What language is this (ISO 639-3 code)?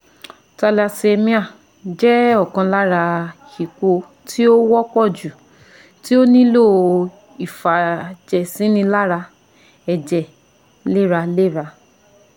yor